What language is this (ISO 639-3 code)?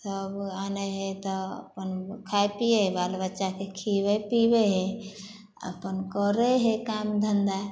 mai